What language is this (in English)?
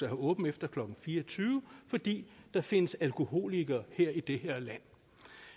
Danish